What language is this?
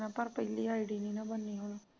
Punjabi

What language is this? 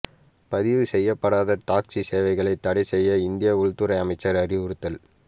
Tamil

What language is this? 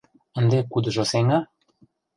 Mari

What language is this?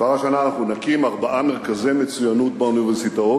Hebrew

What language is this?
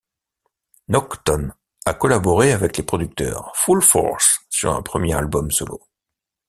French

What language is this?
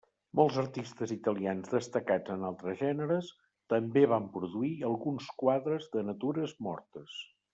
Catalan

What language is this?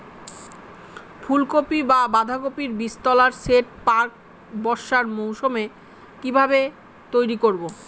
Bangla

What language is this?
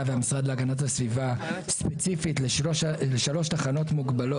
Hebrew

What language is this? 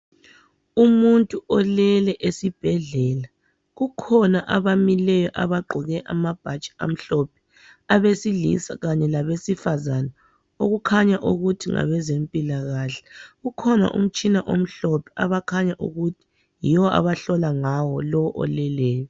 North Ndebele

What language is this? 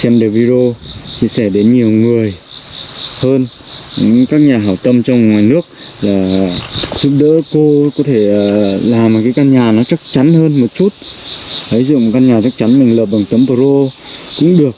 Vietnamese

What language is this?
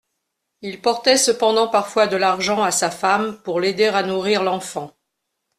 French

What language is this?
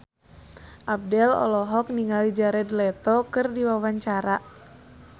Sundanese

